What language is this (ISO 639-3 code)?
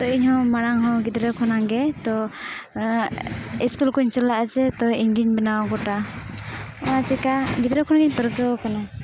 sat